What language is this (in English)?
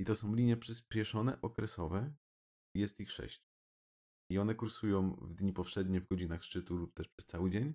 Polish